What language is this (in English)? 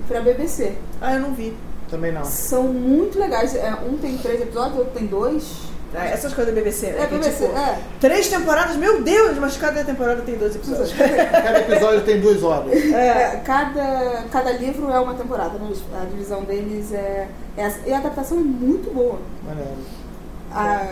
Portuguese